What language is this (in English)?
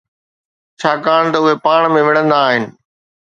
Sindhi